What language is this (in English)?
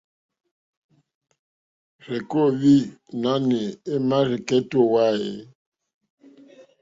Mokpwe